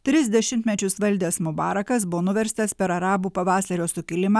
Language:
Lithuanian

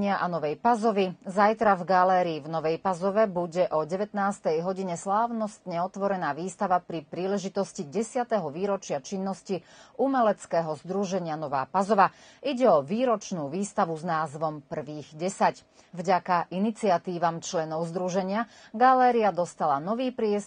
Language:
Slovak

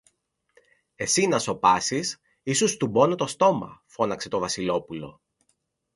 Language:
Greek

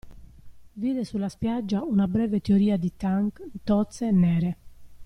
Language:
Italian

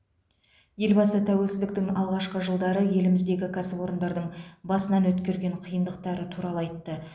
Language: Kazakh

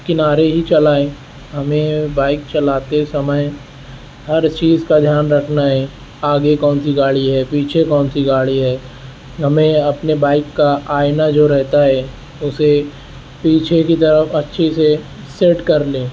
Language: Urdu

